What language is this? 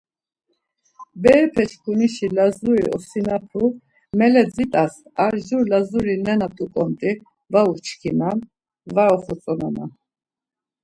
Laz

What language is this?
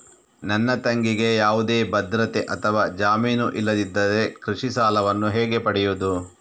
Kannada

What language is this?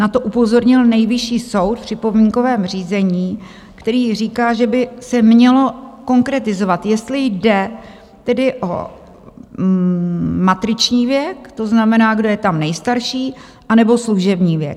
Czech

